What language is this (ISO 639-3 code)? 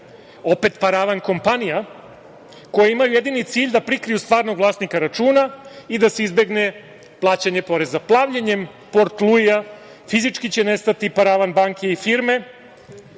srp